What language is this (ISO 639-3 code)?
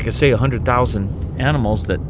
eng